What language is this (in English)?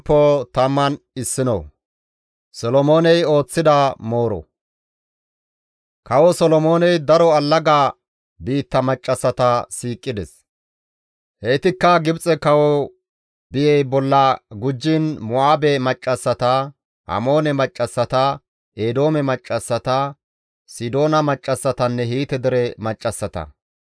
Gamo